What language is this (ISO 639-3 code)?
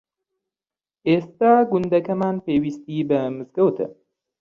ckb